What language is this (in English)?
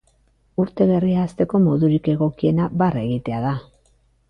Basque